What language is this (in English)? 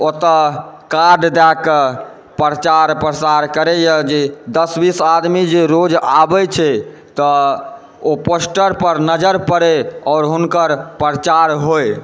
Maithili